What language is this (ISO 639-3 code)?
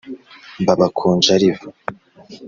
kin